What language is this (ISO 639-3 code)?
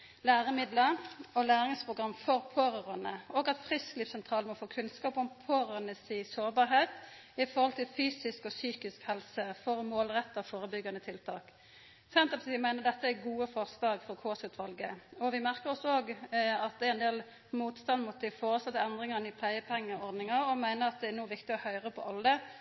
nno